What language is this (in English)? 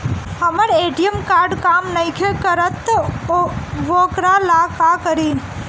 Bhojpuri